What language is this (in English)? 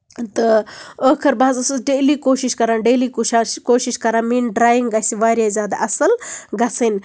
Kashmiri